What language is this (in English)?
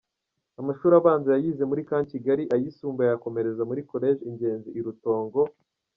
Kinyarwanda